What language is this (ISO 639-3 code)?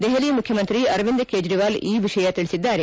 kan